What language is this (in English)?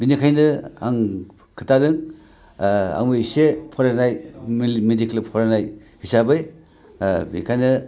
Bodo